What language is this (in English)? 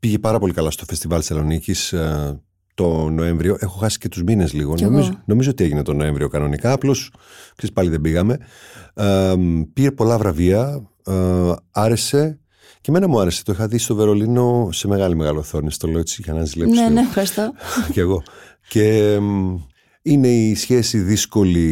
Greek